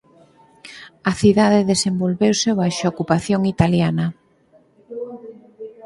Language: Galician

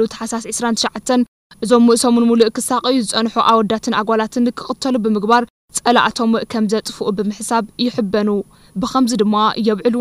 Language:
Arabic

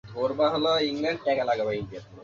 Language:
Bangla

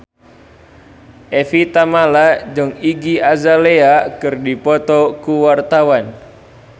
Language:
Sundanese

